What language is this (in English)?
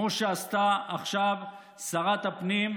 Hebrew